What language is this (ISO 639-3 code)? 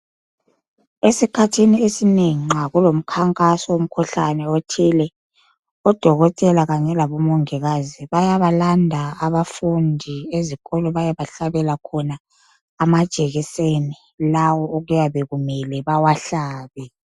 nde